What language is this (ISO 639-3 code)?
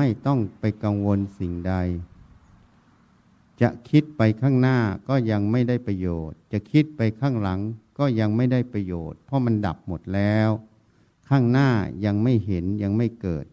tha